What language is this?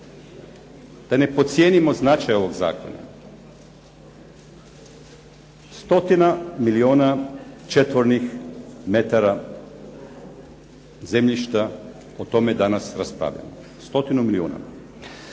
Croatian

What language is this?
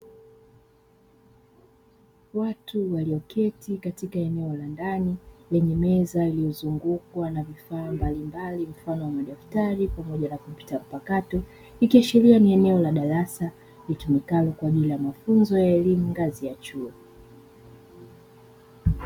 Swahili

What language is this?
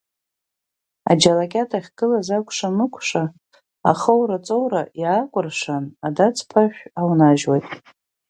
Abkhazian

